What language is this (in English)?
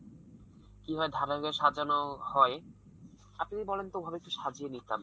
Bangla